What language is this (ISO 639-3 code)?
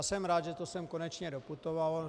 ces